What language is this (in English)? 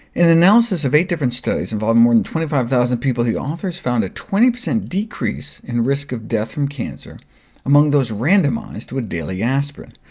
English